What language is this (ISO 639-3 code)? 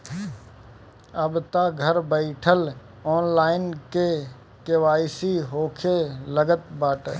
bho